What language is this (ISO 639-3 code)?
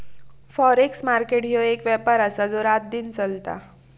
mar